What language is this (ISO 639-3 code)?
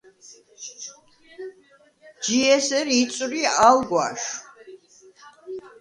sva